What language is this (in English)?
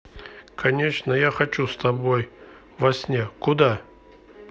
Russian